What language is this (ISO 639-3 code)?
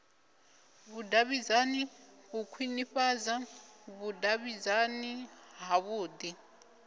ven